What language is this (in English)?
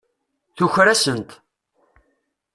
Kabyle